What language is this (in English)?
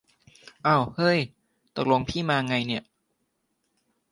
Thai